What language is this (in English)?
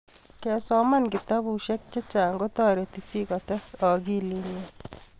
Kalenjin